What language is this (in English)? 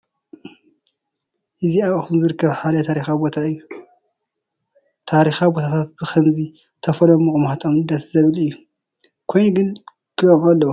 Tigrinya